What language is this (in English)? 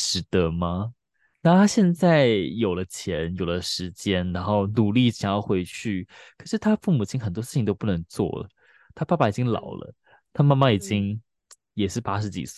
Chinese